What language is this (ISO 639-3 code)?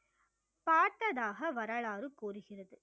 tam